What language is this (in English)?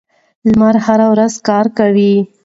Pashto